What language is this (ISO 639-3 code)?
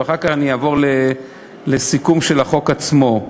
heb